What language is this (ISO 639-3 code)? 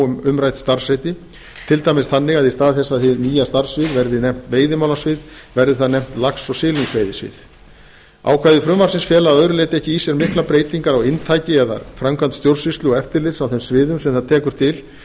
isl